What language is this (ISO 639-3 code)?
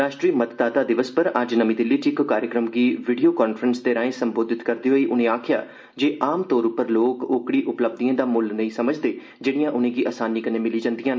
doi